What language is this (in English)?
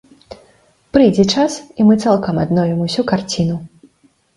Belarusian